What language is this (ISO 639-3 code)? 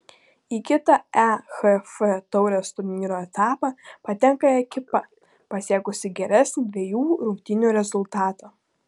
lit